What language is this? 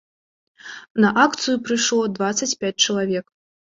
Belarusian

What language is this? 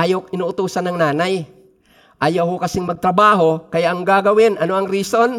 Filipino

